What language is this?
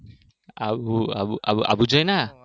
Gujarati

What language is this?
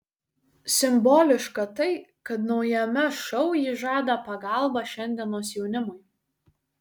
Lithuanian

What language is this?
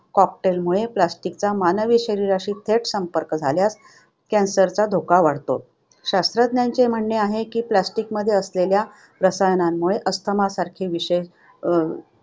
Marathi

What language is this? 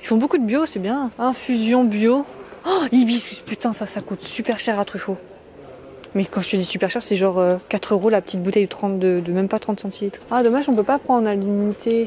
French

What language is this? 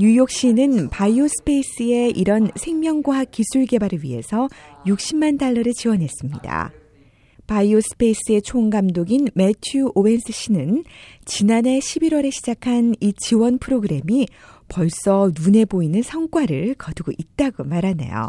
Korean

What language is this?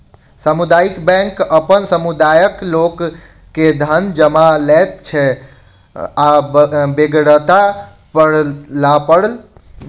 Maithili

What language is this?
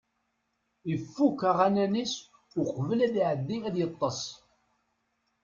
Kabyle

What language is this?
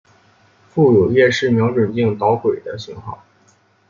Chinese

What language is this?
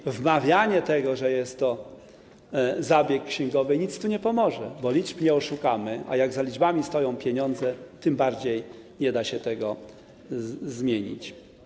Polish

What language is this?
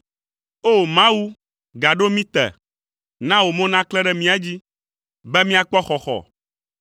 Ewe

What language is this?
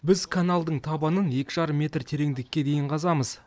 Kazakh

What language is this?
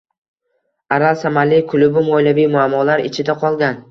Uzbek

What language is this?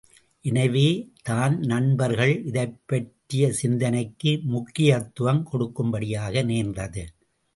Tamil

